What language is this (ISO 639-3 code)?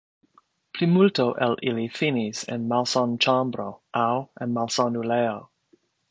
epo